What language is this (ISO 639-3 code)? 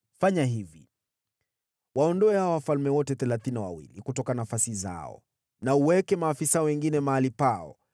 swa